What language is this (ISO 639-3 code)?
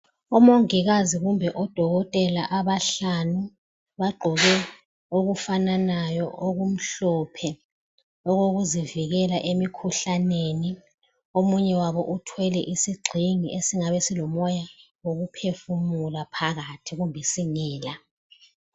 nde